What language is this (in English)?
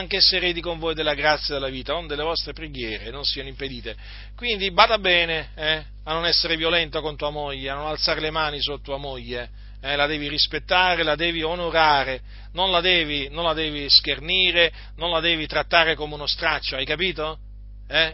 Italian